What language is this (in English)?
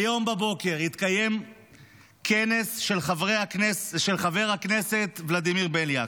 Hebrew